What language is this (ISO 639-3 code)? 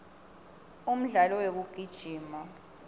ssw